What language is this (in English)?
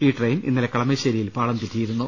Malayalam